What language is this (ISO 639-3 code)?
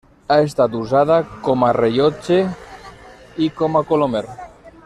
cat